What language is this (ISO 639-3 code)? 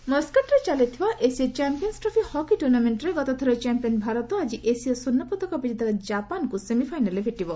ori